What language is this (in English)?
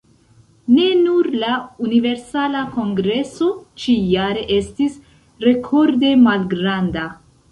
Esperanto